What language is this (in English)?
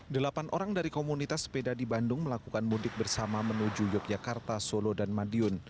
Indonesian